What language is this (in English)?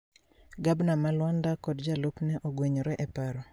Luo (Kenya and Tanzania)